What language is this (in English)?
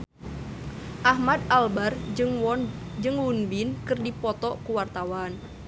Sundanese